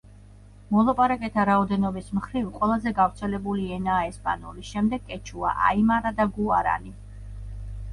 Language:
Georgian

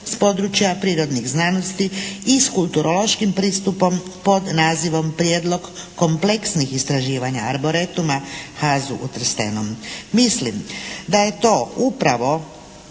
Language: Croatian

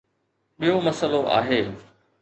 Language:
Sindhi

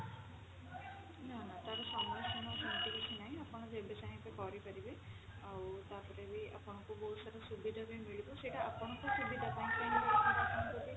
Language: Odia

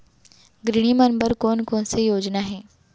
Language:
Chhattisgarhi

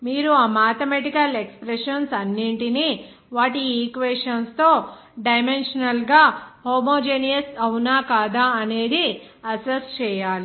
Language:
Telugu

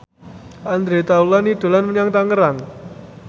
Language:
Javanese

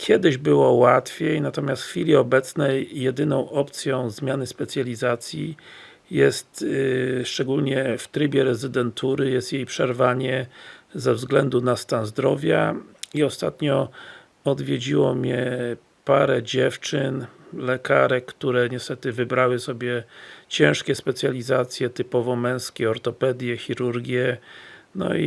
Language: Polish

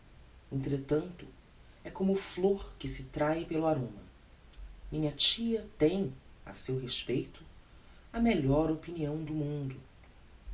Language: Portuguese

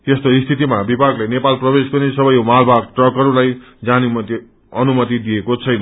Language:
Nepali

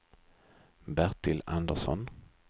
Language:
Swedish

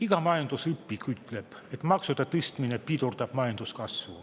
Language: Estonian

